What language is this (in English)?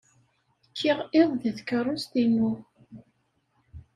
Kabyle